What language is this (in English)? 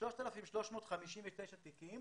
Hebrew